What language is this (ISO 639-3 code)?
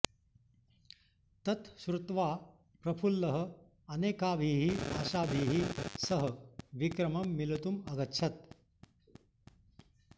san